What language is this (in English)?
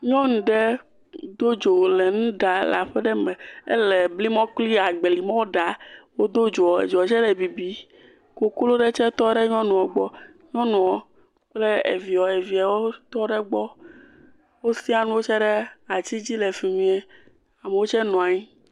Ewe